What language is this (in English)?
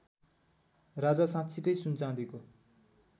Nepali